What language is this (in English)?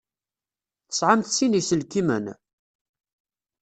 Kabyle